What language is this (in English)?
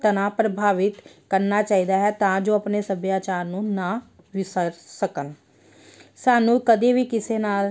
Punjabi